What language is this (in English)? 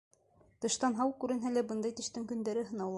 Bashkir